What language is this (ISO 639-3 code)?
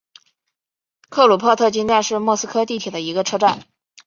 zho